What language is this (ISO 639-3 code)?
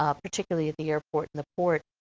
eng